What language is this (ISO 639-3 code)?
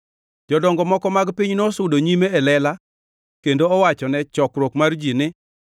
luo